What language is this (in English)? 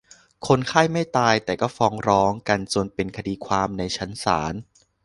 Thai